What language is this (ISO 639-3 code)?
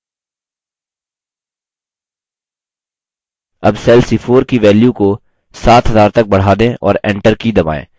hin